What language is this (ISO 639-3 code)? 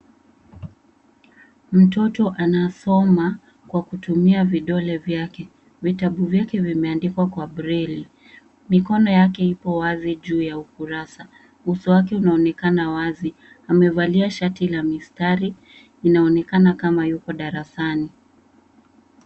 swa